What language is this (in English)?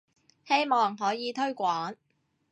Cantonese